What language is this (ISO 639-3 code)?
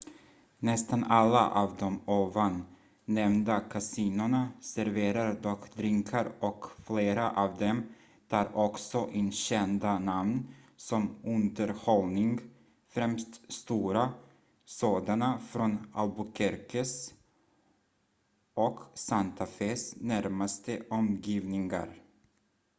swe